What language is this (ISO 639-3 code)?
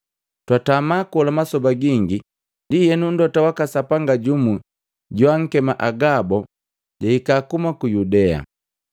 mgv